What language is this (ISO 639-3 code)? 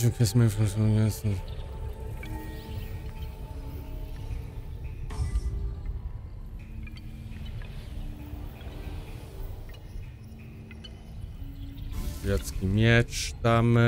pol